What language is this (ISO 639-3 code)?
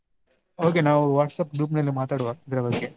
kan